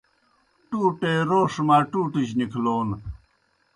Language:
Kohistani Shina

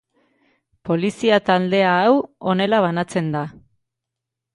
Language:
Basque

